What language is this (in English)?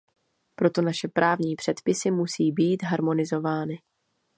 Czech